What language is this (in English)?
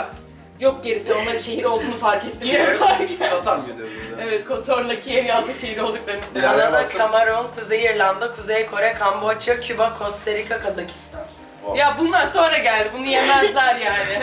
Turkish